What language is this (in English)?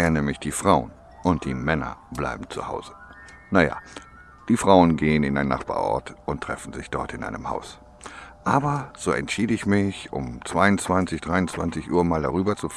German